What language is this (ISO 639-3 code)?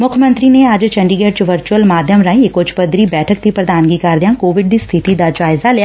pan